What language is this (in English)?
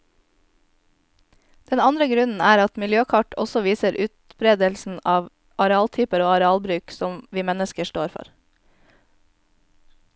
Norwegian